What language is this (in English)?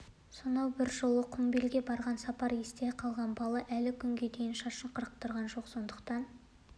Kazakh